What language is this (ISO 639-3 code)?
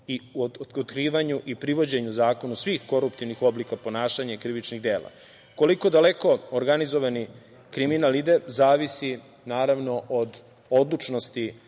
srp